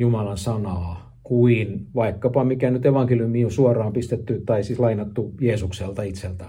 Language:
Finnish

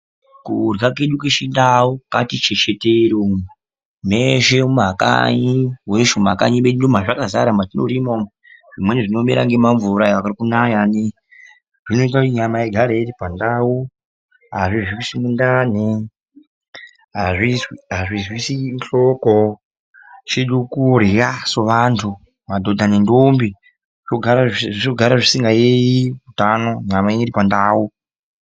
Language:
Ndau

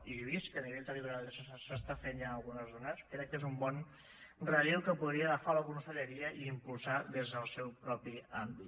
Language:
Catalan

